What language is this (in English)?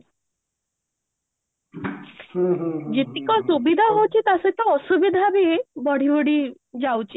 Odia